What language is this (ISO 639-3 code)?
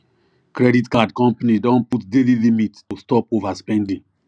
pcm